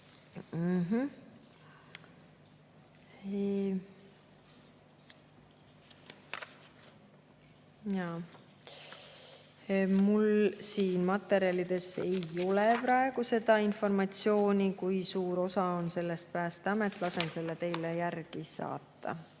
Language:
Estonian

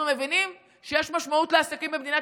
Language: Hebrew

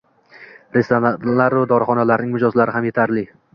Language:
Uzbek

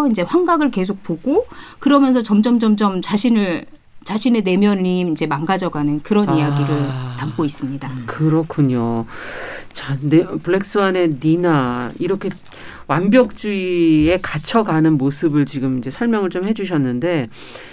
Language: Korean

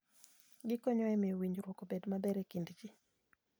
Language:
Luo (Kenya and Tanzania)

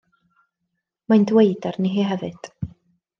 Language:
Welsh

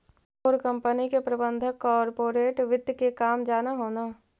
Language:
Magahi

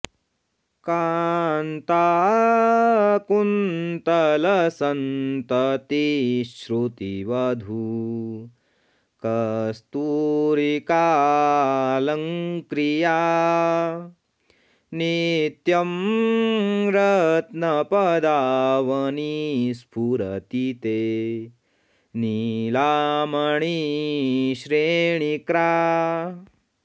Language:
Sanskrit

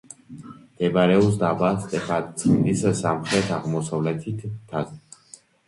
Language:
Georgian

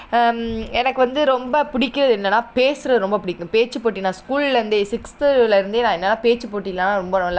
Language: Tamil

